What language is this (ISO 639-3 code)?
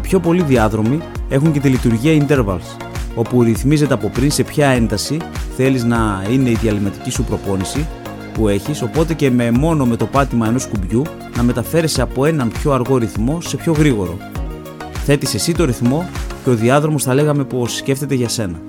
ell